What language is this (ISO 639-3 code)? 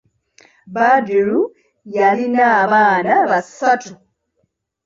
lug